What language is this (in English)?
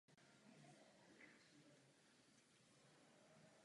Czech